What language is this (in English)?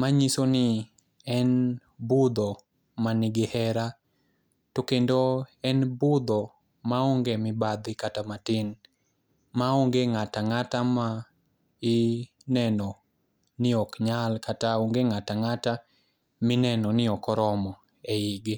Luo (Kenya and Tanzania)